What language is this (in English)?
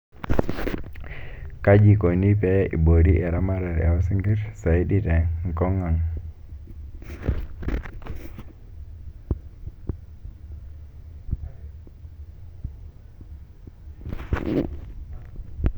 Masai